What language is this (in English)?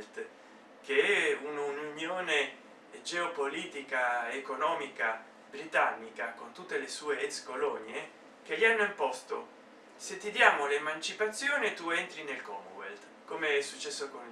Italian